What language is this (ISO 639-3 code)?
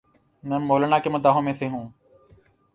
urd